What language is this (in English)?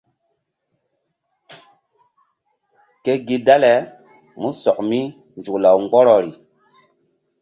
Mbum